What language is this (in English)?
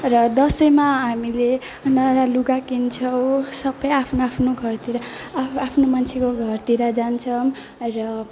Nepali